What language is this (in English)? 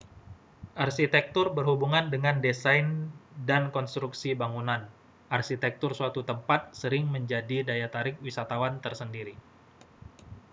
Indonesian